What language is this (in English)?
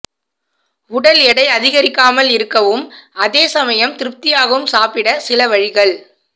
Tamil